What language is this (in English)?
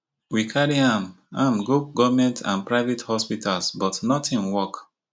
Nigerian Pidgin